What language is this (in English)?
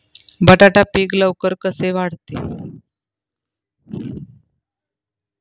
Marathi